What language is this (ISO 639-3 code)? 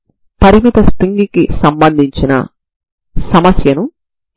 tel